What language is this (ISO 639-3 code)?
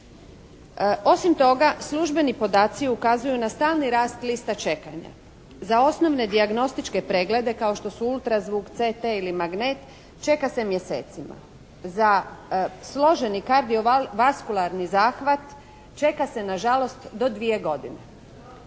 hrv